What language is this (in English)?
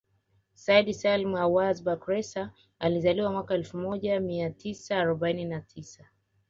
Swahili